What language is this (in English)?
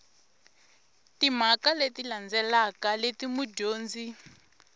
Tsonga